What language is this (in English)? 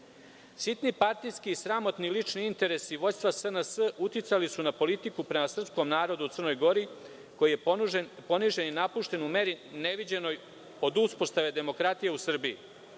Serbian